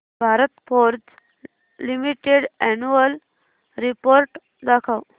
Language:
Marathi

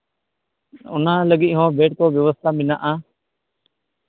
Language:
Santali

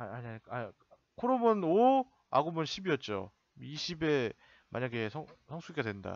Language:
Korean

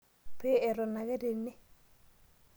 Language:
Masai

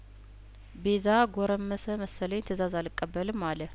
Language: Amharic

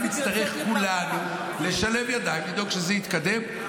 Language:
Hebrew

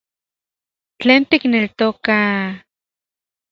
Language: Central Puebla Nahuatl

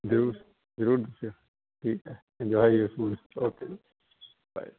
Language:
Punjabi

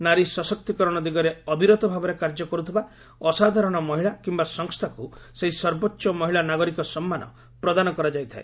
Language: Odia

